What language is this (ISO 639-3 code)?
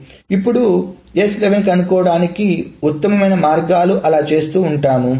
tel